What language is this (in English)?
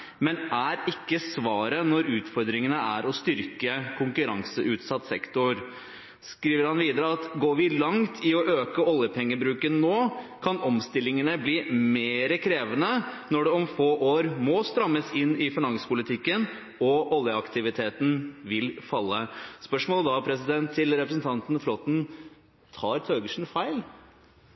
Norwegian Bokmål